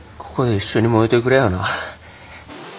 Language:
Japanese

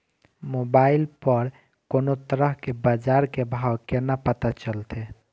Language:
Maithili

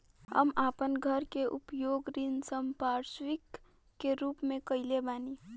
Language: Bhojpuri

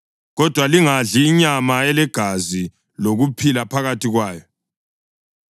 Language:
North Ndebele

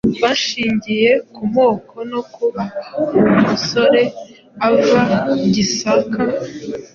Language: Kinyarwanda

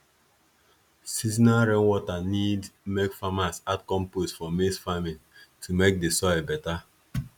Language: Nigerian Pidgin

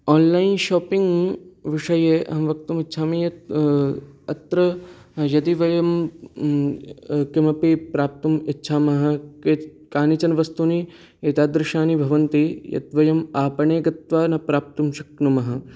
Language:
Sanskrit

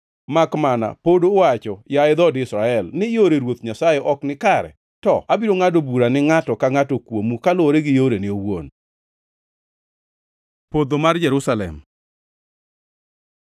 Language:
Luo (Kenya and Tanzania)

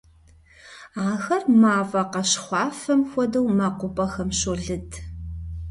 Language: Kabardian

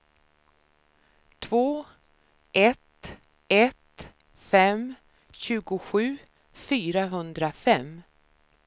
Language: Swedish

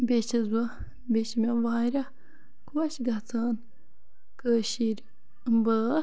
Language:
Kashmiri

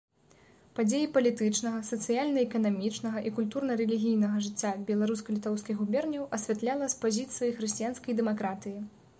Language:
Belarusian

